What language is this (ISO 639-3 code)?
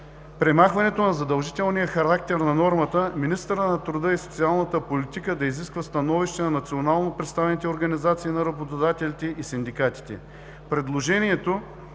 bul